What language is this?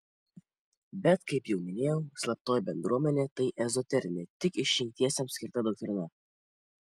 Lithuanian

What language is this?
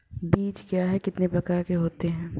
Hindi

